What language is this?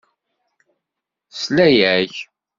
Kabyle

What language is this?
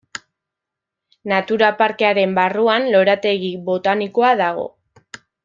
Basque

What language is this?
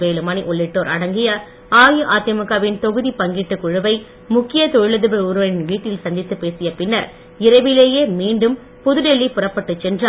Tamil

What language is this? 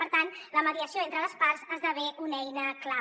Catalan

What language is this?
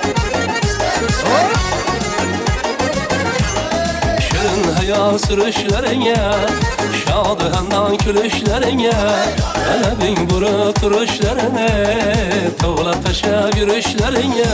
Turkish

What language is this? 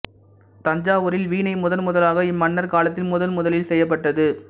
Tamil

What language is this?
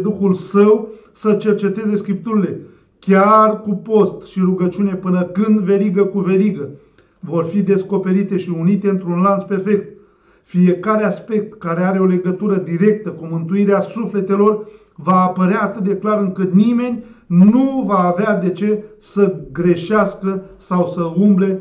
Romanian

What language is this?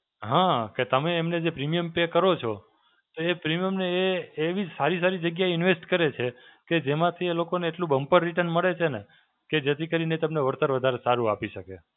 Gujarati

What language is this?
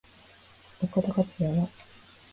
Japanese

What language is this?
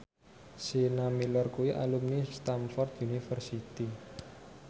Javanese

